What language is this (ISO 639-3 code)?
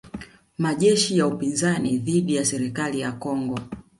swa